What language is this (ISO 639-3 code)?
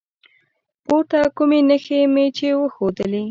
pus